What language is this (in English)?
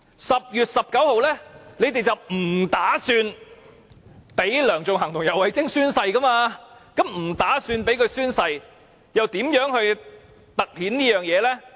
Cantonese